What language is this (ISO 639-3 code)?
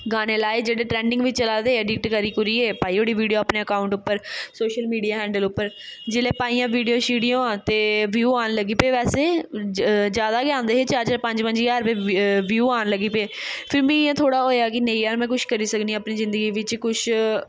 doi